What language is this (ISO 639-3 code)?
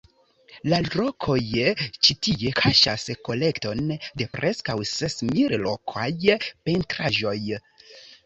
epo